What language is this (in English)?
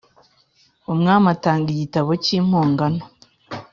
Kinyarwanda